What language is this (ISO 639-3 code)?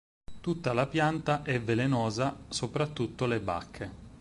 ita